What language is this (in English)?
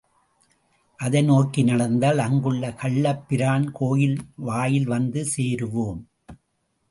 Tamil